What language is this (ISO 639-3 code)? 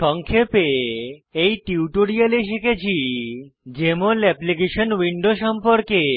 ben